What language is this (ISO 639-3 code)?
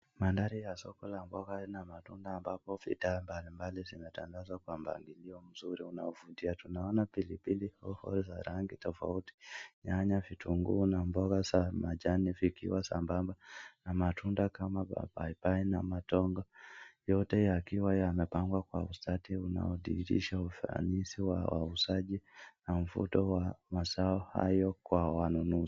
swa